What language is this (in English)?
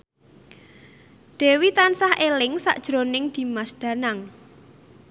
Javanese